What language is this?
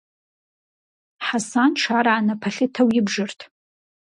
Kabardian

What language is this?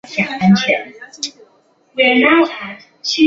Chinese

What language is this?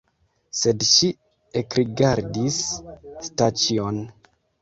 Esperanto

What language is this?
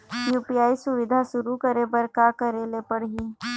Chhattisgarhi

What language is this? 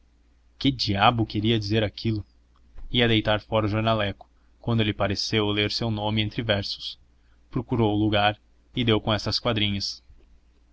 Portuguese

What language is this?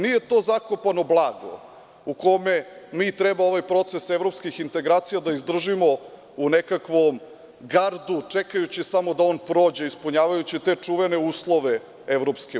Serbian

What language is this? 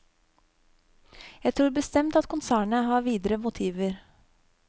Norwegian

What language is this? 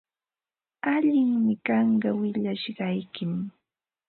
Ambo-Pasco Quechua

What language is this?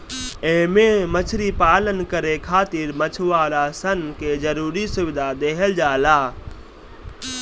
Bhojpuri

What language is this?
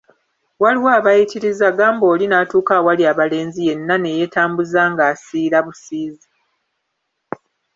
Ganda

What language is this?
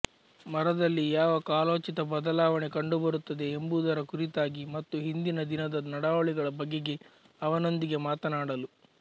Kannada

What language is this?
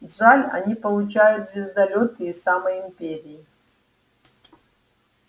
Russian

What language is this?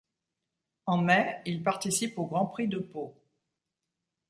French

